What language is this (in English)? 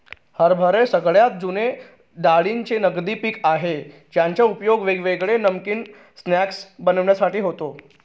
Marathi